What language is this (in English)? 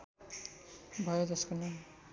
Nepali